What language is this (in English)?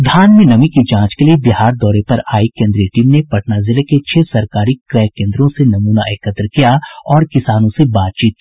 Hindi